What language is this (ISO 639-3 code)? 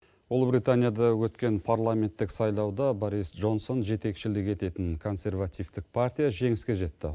kaz